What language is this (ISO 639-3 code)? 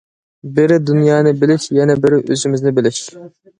uig